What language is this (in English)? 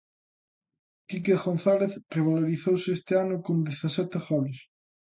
Galician